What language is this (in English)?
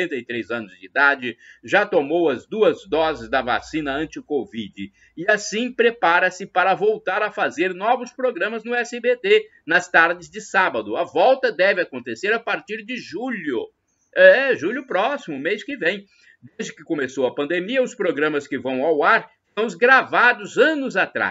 Portuguese